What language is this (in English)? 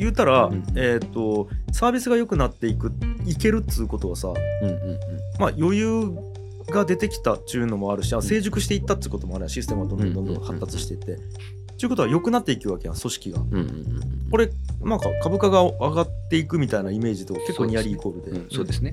Japanese